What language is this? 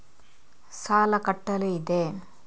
Kannada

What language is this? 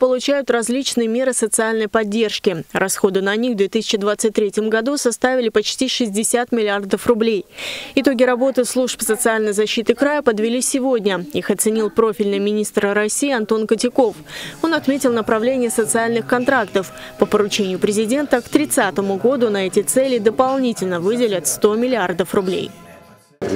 Russian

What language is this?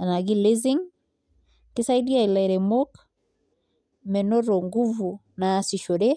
Masai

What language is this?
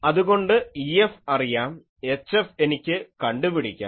Malayalam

